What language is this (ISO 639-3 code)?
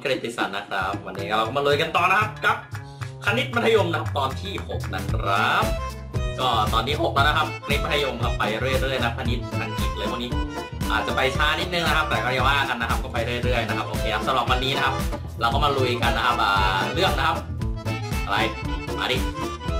tha